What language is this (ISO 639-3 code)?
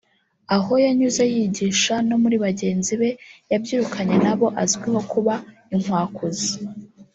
kin